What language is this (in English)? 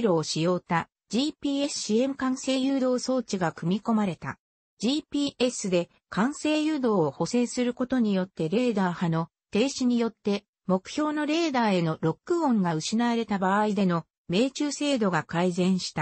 Japanese